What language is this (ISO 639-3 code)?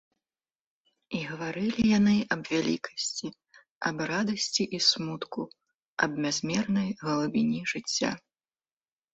bel